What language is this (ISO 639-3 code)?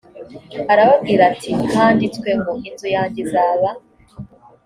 kin